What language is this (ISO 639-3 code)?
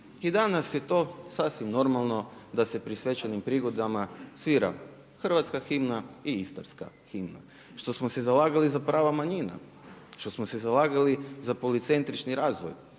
hrv